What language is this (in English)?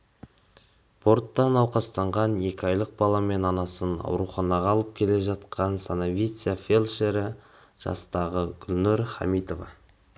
Kazakh